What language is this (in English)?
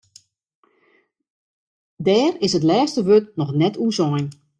Western Frisian